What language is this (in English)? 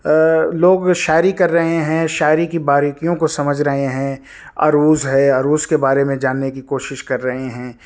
Urdu